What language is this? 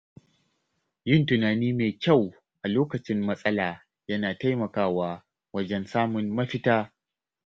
Hausa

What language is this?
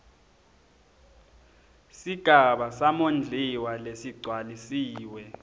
Swati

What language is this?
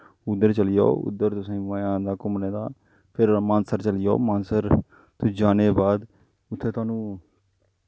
Dogri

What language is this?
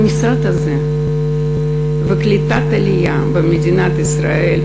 Hebrew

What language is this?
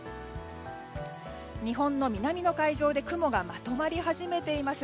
Japanese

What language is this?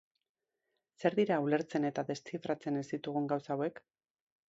Basque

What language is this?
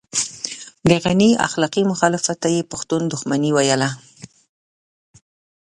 Pashto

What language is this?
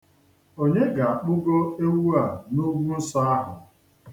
Igbo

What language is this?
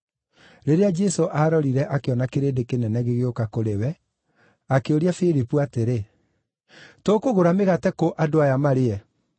Kikuyu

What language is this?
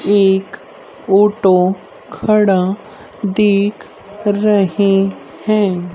Hindi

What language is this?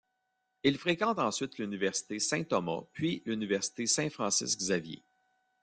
French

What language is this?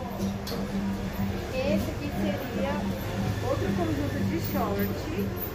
Portuguese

